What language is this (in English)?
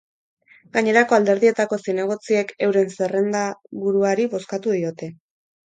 Basque